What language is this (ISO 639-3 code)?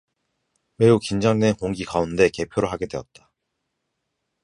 kor